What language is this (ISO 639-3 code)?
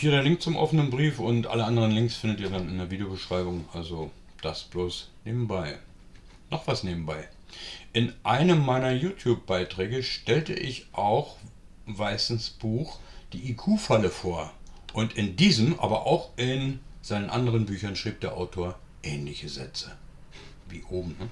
deu